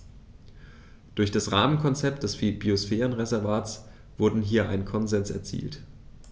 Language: German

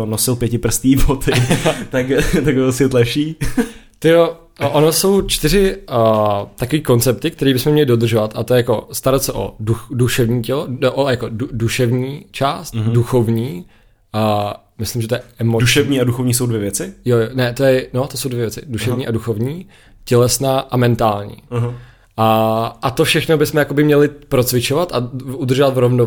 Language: Czech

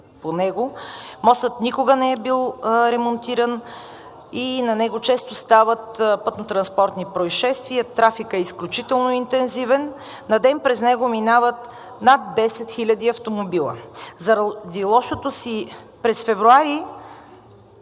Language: Bulgarian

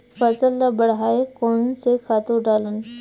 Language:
Chhattisgarhi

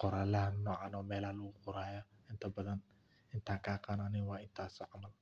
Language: Somali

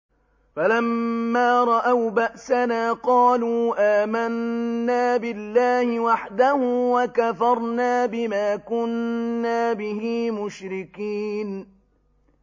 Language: Arabic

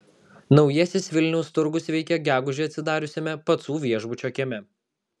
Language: Lithuanian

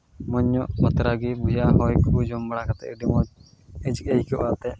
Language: Santali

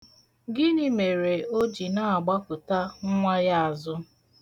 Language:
Igbo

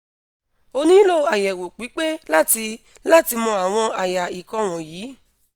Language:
Yoruba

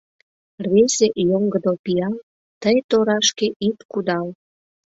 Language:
Mari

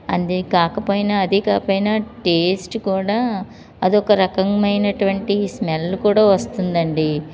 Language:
Telugu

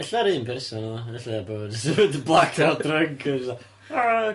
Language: Welsh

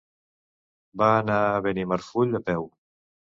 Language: Catalan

